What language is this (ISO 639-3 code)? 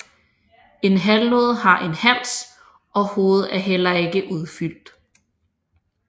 dan